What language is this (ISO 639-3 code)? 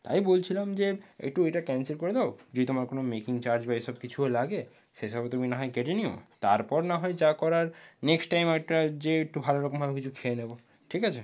ben